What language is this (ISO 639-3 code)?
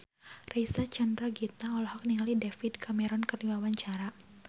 sun